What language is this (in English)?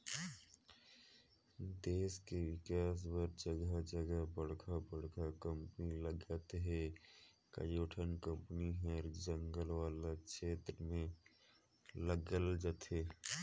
Chhattisgarhi